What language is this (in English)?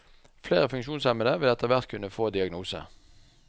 Norwegian